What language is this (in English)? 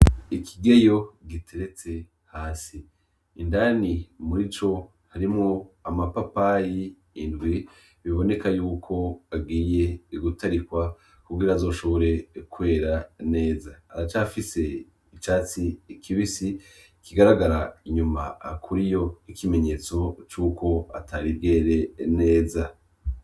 Rundi